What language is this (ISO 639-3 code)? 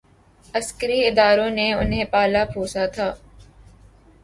urd